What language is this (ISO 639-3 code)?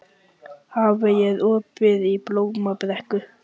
isl